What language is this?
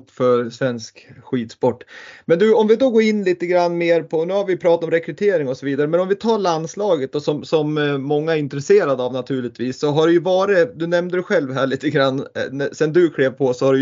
Swedish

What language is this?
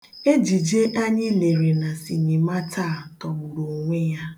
Igbo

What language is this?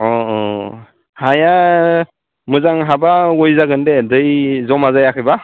Bodo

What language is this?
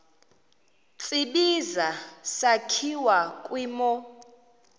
Xhosa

